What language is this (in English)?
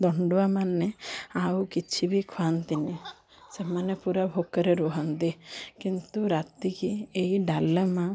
Odia